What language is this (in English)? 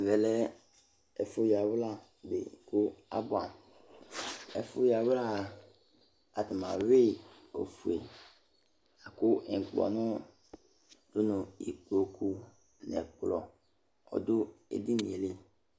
Ikposo